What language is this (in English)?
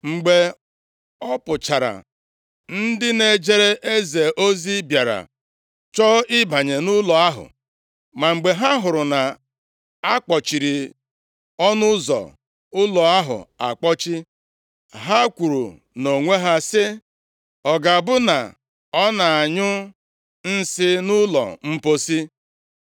Igbo